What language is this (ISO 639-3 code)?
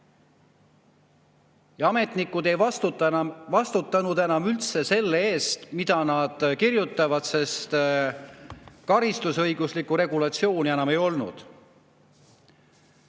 est